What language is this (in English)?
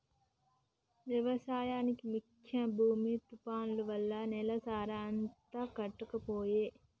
Telugu